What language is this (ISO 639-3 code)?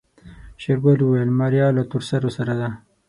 pus